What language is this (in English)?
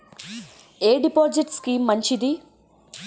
Telugu